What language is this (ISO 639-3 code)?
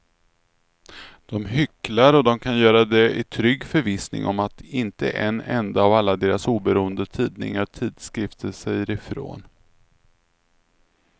swe